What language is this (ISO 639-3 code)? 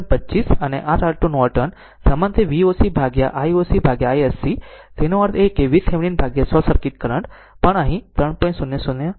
guj